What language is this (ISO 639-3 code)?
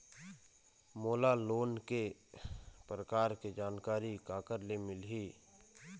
hne